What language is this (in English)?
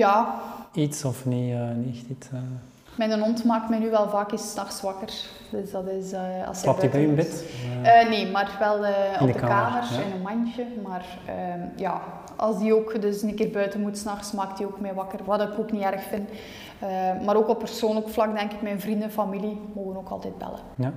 Dutch